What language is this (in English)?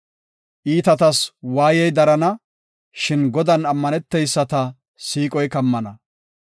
Gofa